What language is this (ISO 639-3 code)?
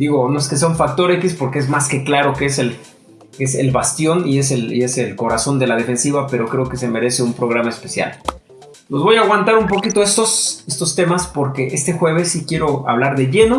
spa